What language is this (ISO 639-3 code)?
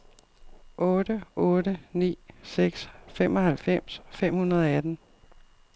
dan